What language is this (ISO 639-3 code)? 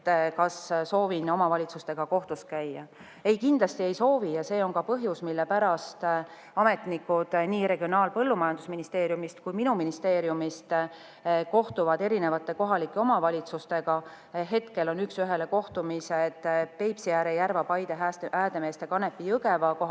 est